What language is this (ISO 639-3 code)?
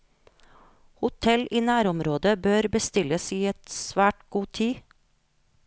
nor